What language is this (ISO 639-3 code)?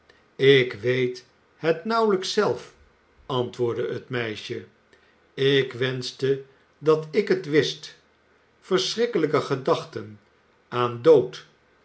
nld